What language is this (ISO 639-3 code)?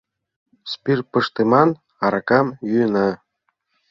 chm